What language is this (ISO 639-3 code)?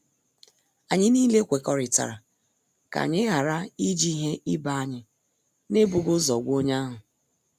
ibo